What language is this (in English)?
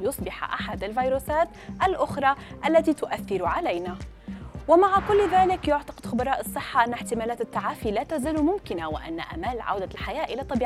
Arabic